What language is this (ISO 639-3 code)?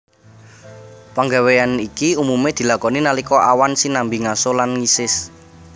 jav